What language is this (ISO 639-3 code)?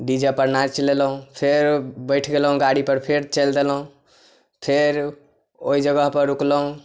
mai